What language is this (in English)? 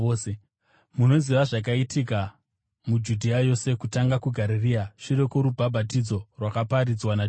Shona